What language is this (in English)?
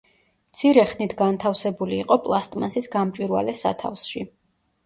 Georgian